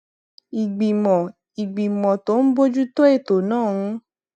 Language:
Yoruba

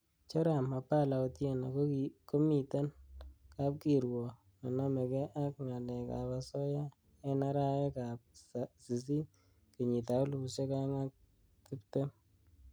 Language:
Kalenjin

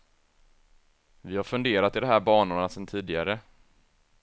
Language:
Swedish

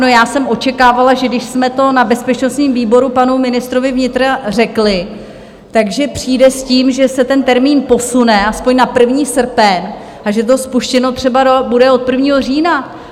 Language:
Czech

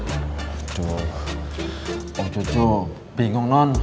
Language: Indonesian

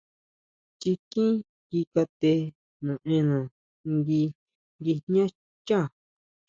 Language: Huautla Mazatec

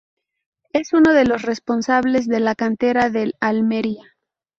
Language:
Spanish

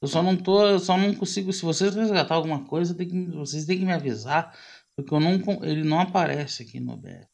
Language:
Portuguese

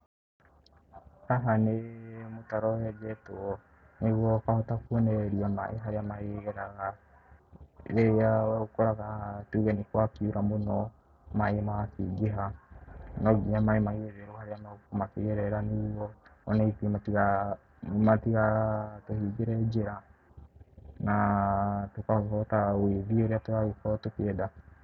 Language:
Kikuyu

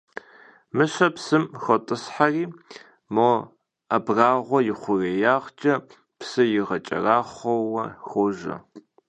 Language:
Kabardian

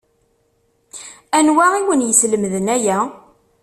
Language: Kabyle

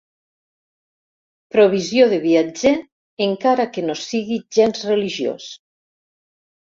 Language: Catalan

